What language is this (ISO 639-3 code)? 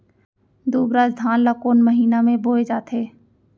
hne